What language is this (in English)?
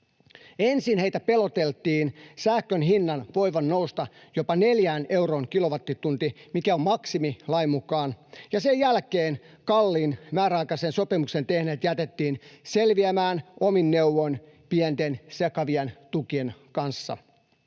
Finnish